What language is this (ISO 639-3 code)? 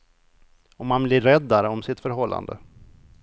swe